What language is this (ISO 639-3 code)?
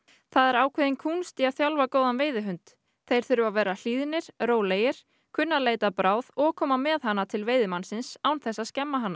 isl